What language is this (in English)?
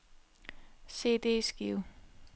Danish